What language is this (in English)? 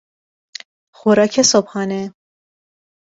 Persian